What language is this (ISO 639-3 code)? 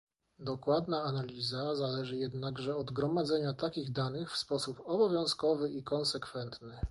pol